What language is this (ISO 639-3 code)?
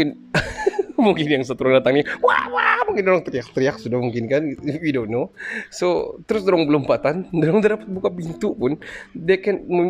msa